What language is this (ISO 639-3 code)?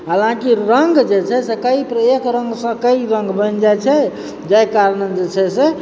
mai